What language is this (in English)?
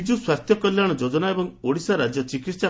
Odia